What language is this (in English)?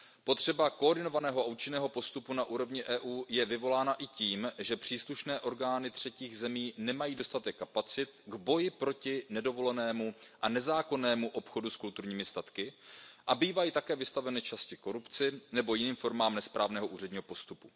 Czech